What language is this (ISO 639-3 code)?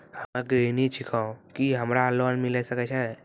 mai